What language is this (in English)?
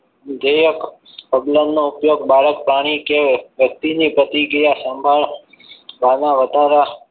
Gujarati